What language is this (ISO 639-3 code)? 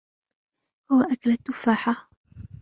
ara